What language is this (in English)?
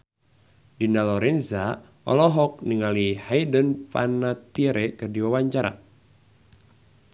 Sundanese